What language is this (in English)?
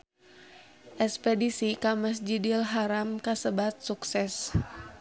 Sundanese